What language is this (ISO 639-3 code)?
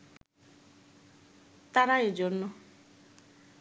ben